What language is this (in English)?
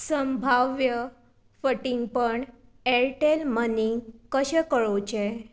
Konkani